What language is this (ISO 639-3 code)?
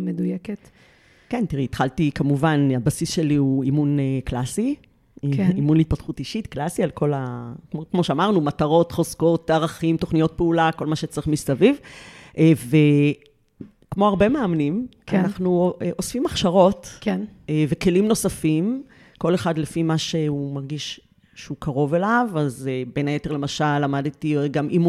heb